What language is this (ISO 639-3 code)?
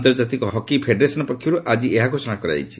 ori